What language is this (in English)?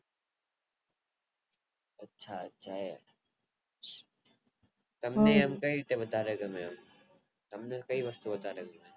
Gujarati